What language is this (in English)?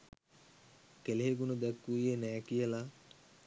Sinhala